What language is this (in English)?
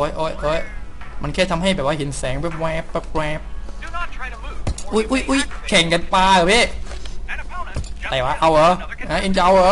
Thai